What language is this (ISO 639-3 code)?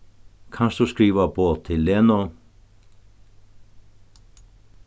fao